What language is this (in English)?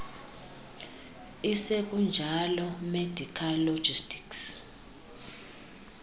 Xhosa